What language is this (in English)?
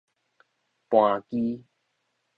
Min Nan Chinese